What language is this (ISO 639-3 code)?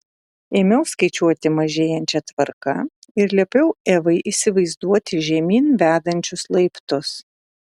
lit